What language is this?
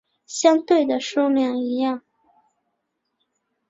Chinese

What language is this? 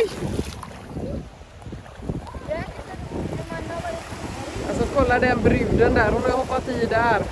Swedish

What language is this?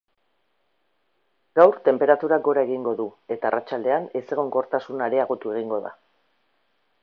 Basque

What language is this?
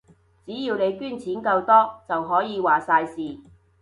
Cantonese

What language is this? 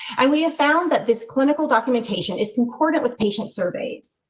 English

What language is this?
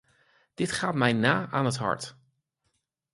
Dutch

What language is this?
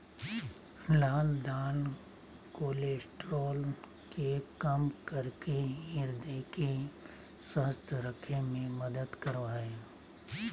Magahi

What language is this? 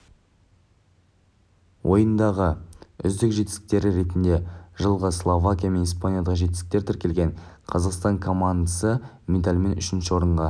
Kazakh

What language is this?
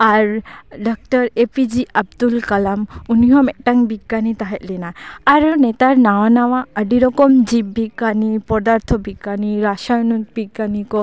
Santali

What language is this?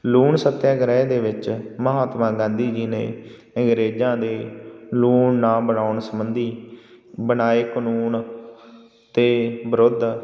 Punjabi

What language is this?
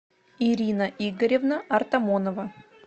Russian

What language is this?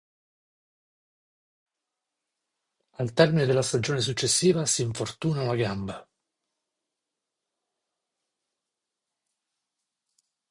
Italian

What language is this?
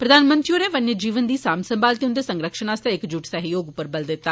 Dogri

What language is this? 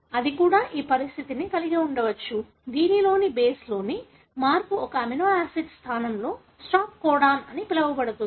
Telugu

